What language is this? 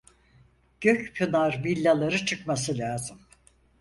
Turkish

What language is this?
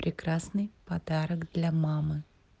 Russian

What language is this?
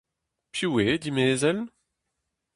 Breton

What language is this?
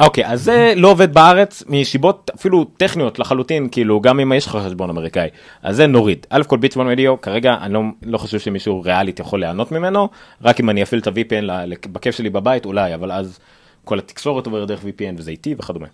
Hebrew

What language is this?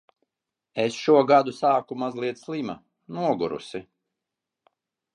Latvian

